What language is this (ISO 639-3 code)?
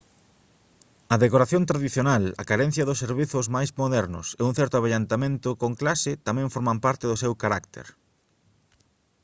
glg